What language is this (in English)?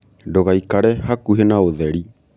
Kikuyu